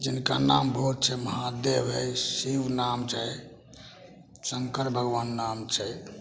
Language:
Maithili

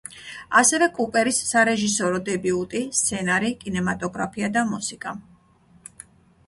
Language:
Georgian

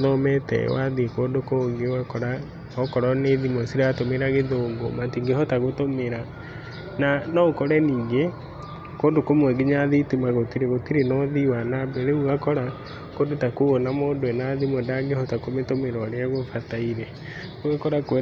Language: Kikuyu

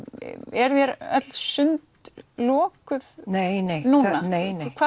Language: Icelandic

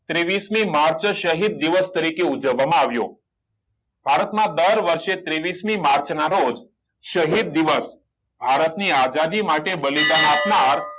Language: Gujarati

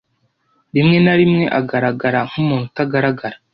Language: Kinyarwanda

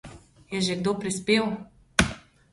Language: Slovenian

